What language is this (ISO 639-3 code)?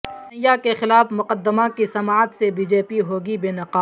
urd